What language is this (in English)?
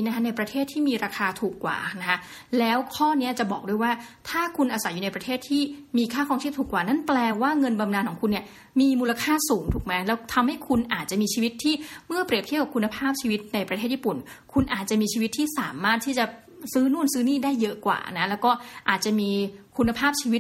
Thai